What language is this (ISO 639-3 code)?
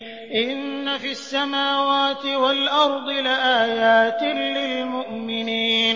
ara